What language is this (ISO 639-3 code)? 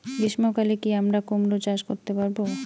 ben